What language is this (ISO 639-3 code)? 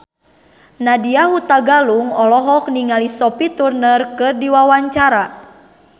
sun